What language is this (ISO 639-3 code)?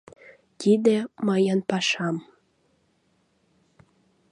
chm